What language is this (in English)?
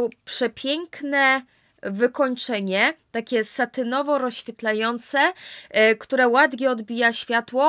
Polish